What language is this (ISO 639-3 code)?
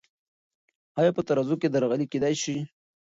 pus